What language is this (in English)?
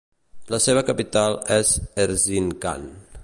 Catalan